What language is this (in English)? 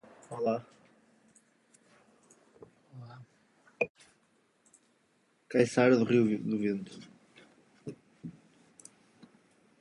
Portuguese